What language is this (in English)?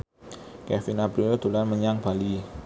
Javanese